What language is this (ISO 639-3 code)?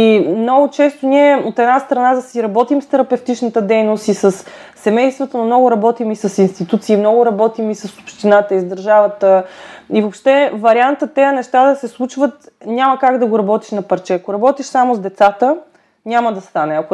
bul